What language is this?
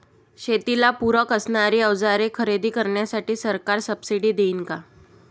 Marathi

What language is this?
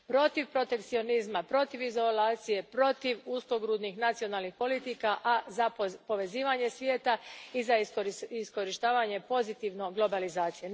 Croatian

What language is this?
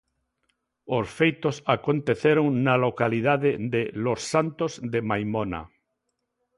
Galician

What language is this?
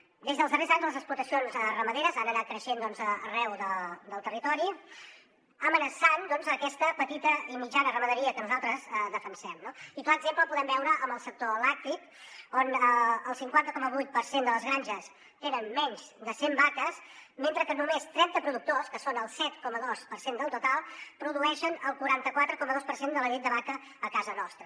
Catalan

